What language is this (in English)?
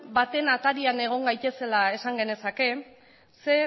Basque